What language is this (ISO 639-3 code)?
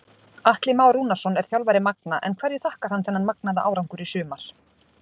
isl